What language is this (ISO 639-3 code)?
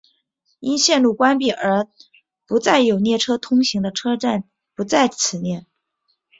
zho